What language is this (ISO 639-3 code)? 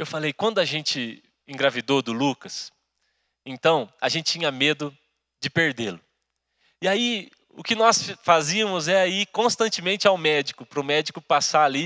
por